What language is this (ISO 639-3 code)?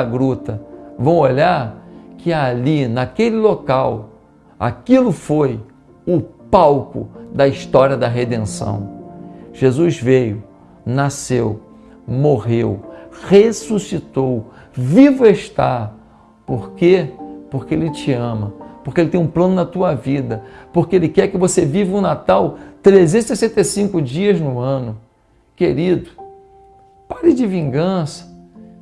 por